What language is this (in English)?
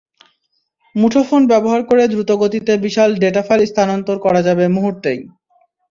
Bangla